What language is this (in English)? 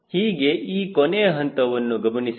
Kannada